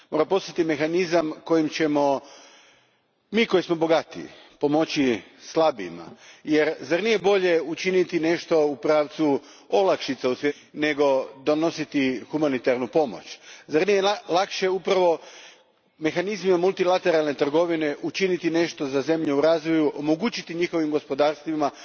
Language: Croatian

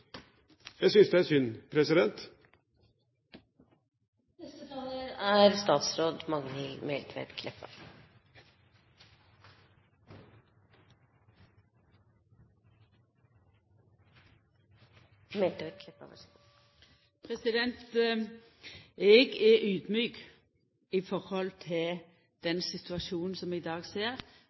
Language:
Norwegian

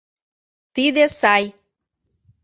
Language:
Mari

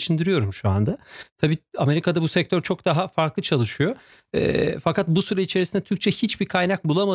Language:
Turkish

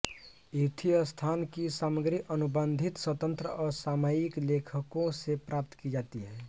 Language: Hindi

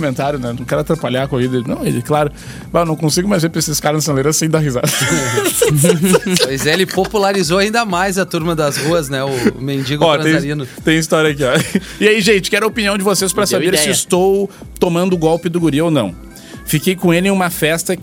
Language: Portuguese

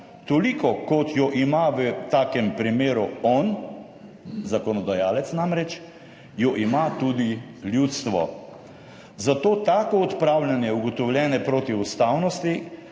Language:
Slovenian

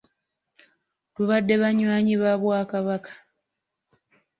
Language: Ganda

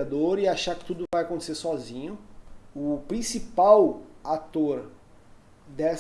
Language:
Portuguese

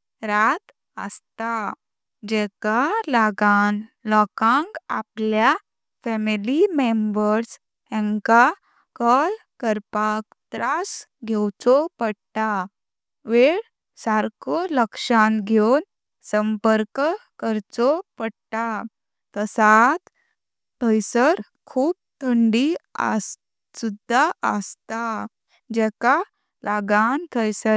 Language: Konkani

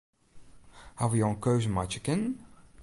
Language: Western Frisian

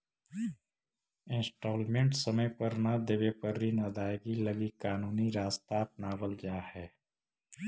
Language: Magahi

